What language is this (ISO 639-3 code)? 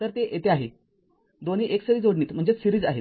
mar